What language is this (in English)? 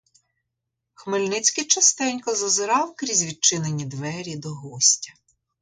Ukrainian